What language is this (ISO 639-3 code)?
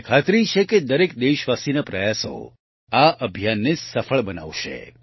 guj